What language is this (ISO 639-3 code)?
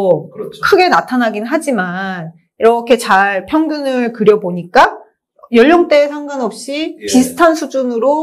kor